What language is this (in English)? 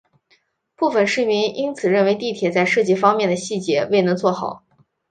Chinese